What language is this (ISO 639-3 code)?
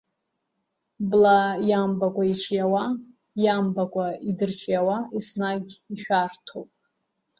abk